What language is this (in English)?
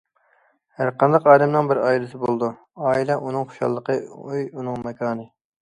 Uyghur